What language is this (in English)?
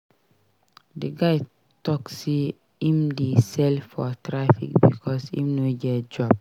Nigerian Pidgin